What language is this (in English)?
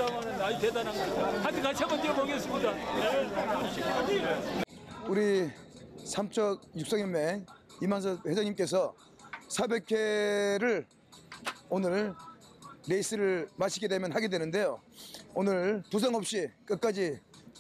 Korean